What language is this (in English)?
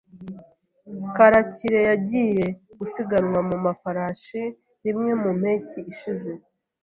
Kinyarwanda